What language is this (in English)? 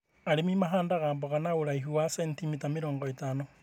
Kikuyu